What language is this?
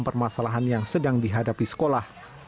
Indonesian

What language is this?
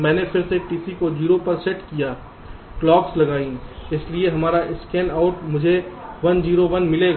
Hindi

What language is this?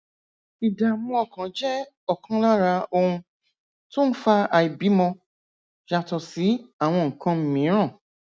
Yoruba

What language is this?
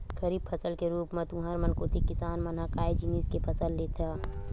Chhattisgarhi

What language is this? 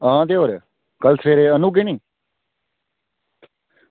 Dogri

